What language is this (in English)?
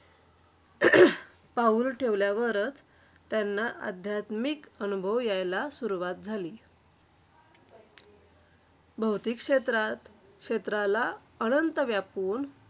Marathi